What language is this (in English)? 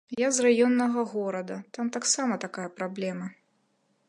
Belarusian